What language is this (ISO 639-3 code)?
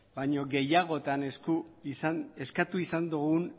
eus